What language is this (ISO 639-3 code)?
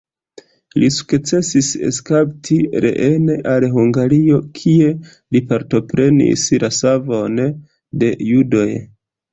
epo